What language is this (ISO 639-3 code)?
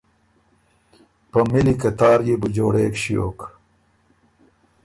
oru